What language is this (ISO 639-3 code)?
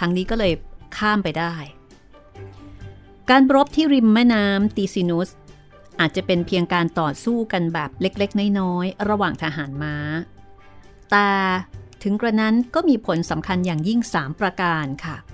tha